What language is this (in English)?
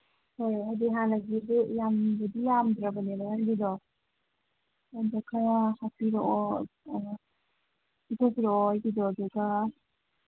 Manipuri